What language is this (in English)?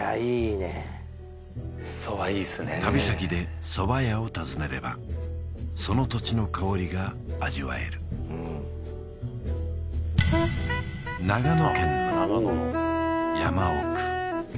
Japanese